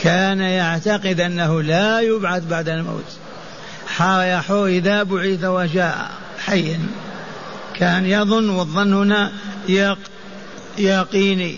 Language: Arabic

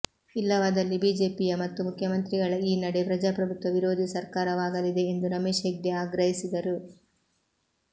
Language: Kannada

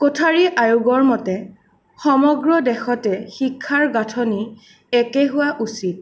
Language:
Assamese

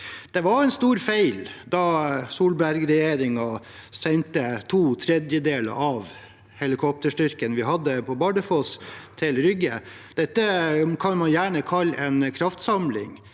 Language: Norwegian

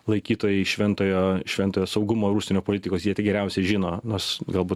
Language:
Lithuanian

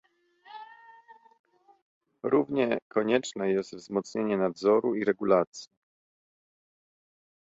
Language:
Polish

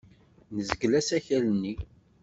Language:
Kabyle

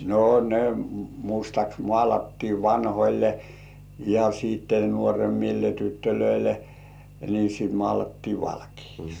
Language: Finnish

